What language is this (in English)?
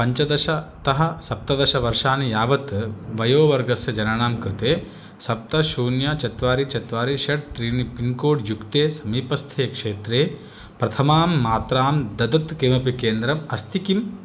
Sanskrit